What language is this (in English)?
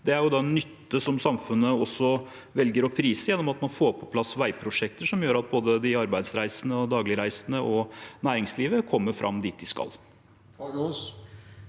Norwegian